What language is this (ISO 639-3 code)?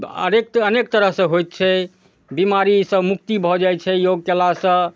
mai